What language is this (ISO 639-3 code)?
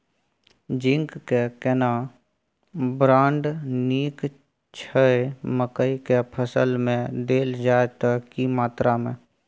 mai